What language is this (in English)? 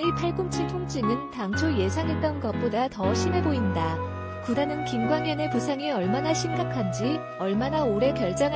Korean